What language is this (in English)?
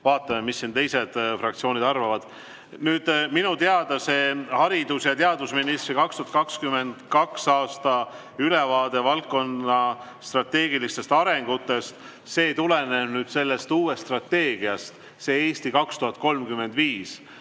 Estonian